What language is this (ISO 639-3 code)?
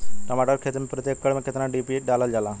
bho